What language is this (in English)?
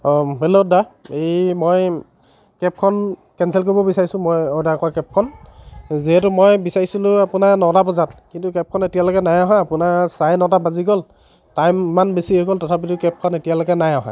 Assamese